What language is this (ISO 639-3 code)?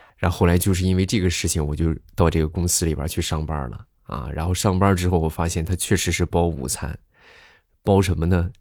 zho